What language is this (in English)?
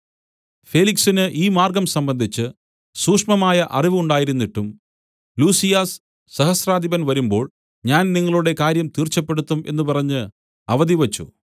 Malayalam